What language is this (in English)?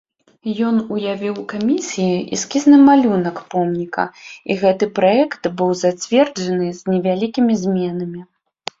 Belarusian